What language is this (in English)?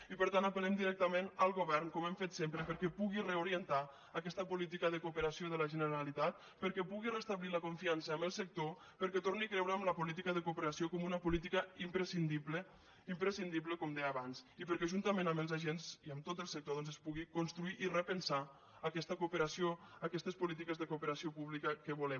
Catalan